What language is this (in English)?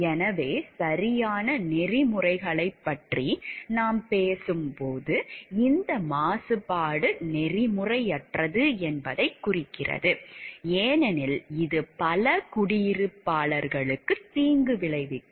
Tamil